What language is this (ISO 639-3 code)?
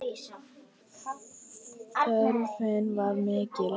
isl